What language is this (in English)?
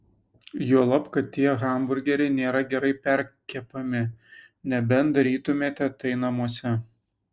Lithuanian